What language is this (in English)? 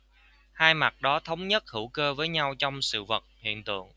Vietnamese